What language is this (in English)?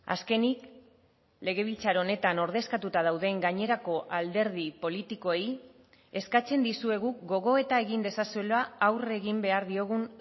Basque